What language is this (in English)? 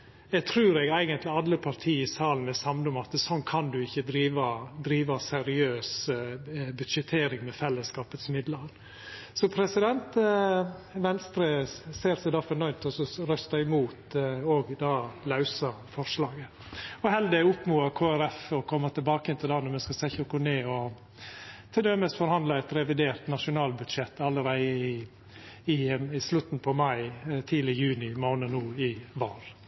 Norwegian Nynorsk